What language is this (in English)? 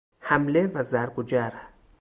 Persian